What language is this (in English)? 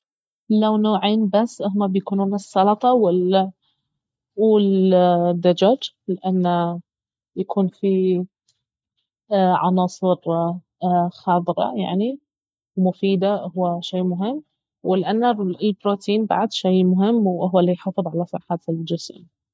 Baharna Arabic